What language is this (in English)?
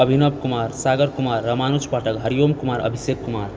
Maithili